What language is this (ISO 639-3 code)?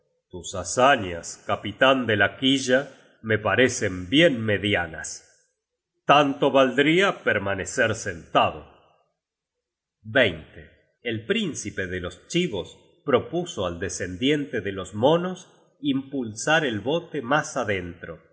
spa